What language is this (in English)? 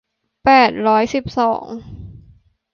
Thai